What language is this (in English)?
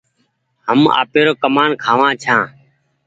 Goaria